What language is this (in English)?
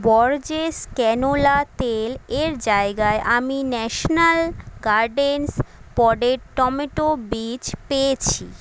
Bangla